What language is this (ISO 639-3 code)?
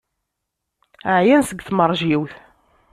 kab